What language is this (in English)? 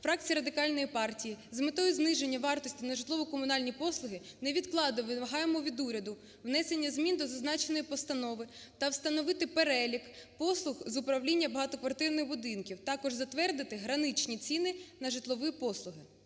Ukrainian